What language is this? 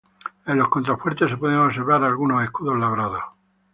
Spanish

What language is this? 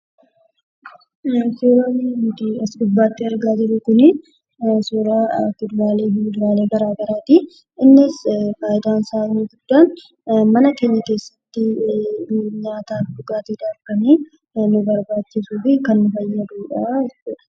Oromo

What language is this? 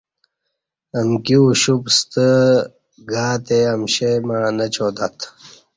Kati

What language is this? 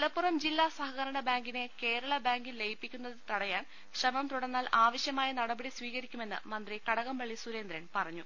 Malayalam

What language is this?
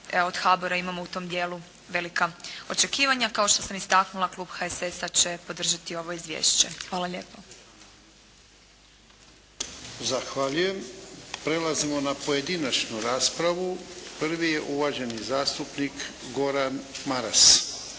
Croatian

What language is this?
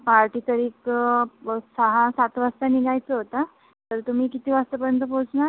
Marathi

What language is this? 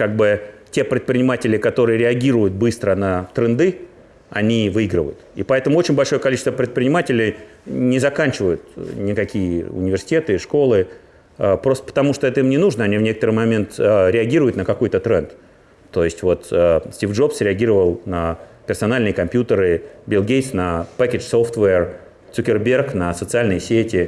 Russian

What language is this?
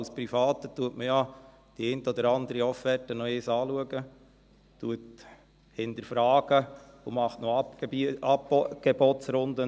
Swiss German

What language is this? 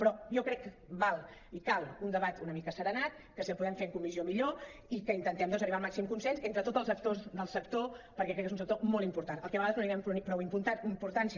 Catalan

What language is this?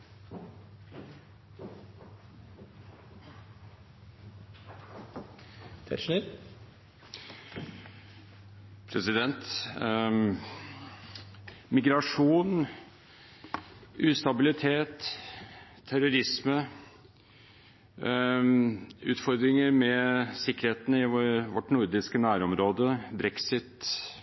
Norwegian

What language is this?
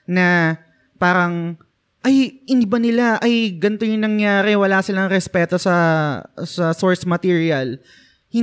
Filipino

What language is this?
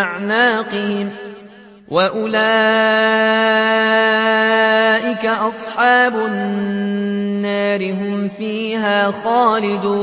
Arabic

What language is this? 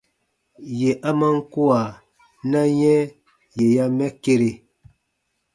Baatonum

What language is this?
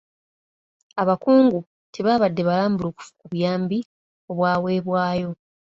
Ganda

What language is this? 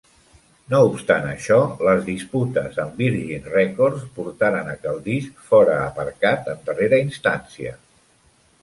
Catalan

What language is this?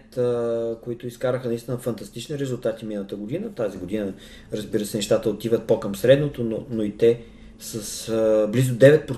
Bulgarian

